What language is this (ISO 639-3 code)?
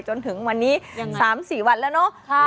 tha